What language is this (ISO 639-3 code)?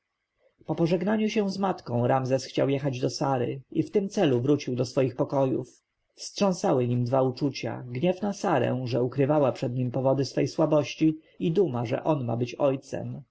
pol